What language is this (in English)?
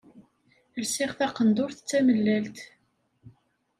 Kabyle